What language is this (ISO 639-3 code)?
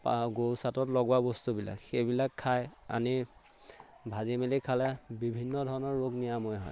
asm